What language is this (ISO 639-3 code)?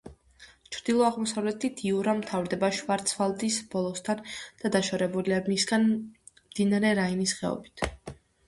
kat